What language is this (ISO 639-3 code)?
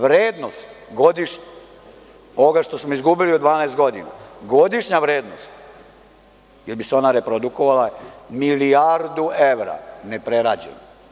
srp